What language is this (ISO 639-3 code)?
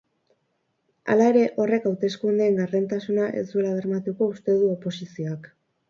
eus